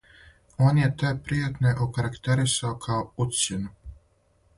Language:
Serbian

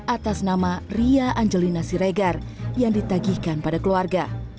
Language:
Indonesian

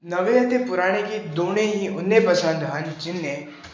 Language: Punjabi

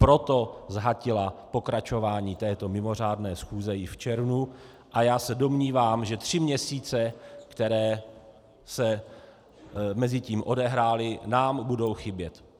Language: Czech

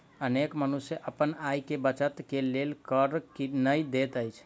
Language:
Maithili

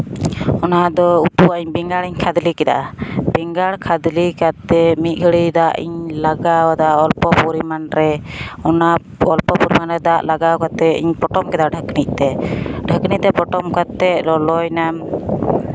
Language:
Santali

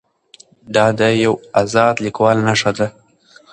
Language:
Pashto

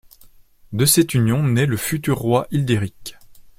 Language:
French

